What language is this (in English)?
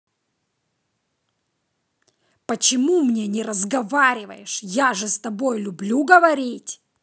Russian